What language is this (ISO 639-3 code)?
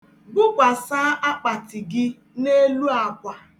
ibo